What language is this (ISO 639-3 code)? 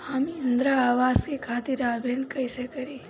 bho